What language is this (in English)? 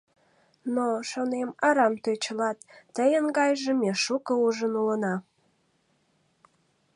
Mari